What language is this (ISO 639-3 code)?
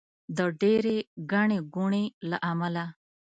pus